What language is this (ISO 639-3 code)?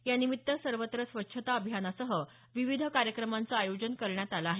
mar